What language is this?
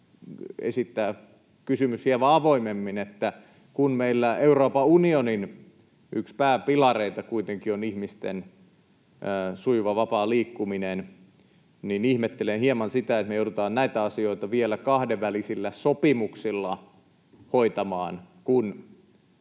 Finnish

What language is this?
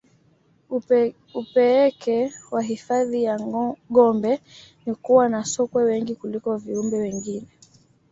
Swahili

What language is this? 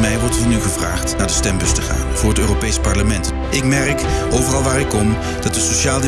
Dutch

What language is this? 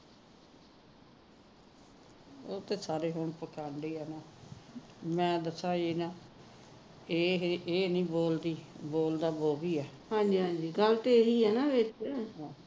Punjabi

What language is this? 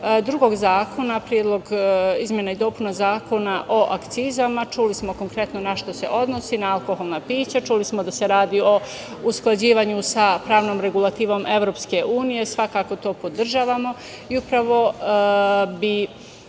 Serbian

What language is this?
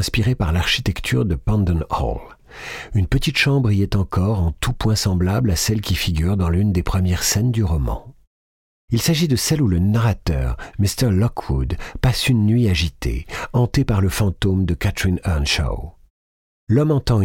French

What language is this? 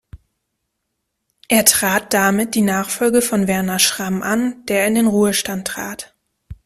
German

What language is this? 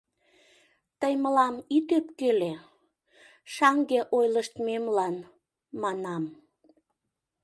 Mari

